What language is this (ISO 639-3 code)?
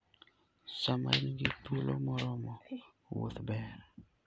luo